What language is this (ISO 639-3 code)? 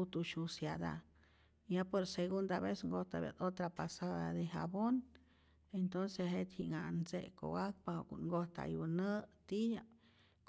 zor